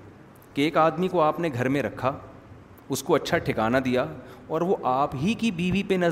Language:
Urdu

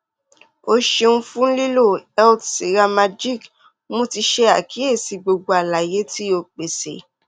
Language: Yoruba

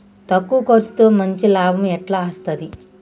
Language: Telugu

